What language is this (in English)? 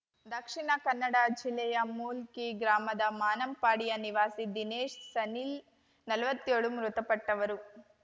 Kannada